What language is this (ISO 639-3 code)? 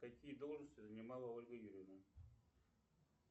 rus